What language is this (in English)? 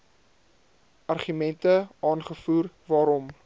Afrikaans